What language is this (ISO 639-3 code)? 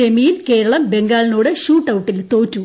mal